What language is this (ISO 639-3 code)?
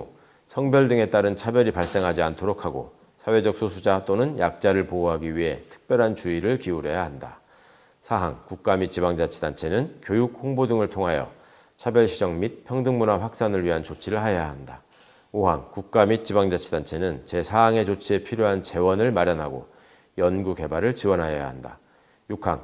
kor